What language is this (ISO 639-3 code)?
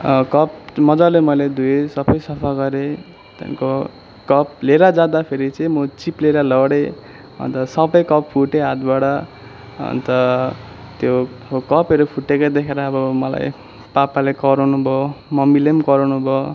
nep